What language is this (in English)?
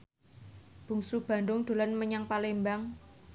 Javanese